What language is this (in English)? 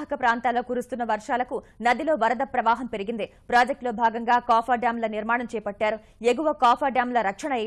Telugu